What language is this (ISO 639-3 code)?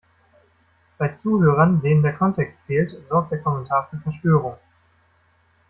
deu